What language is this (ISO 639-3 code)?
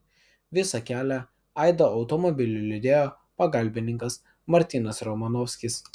lit